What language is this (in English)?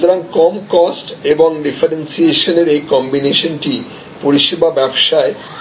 Bangla